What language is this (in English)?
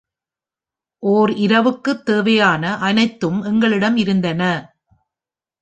Tamil